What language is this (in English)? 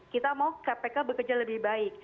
Indonesian